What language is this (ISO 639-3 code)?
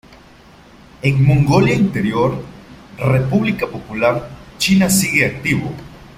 spa